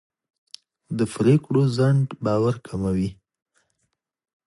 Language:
Pashto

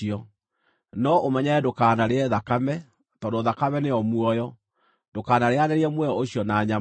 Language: Kikuyu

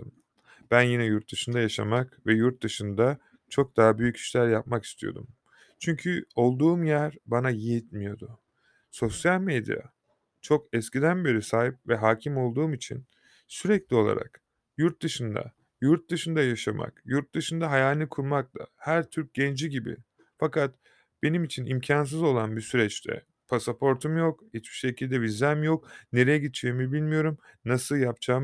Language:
Turkish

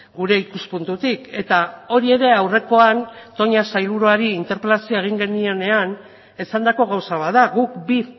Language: Basque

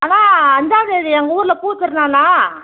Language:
Tamil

